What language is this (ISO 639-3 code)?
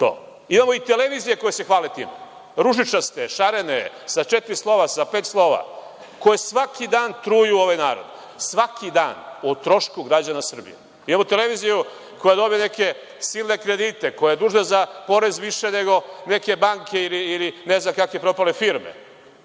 srp